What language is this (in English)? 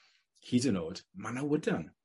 Welsh